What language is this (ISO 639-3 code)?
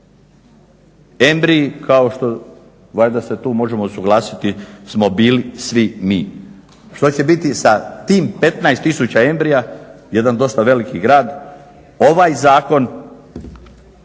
hrv